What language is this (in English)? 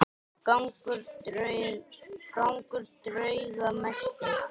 Icelandic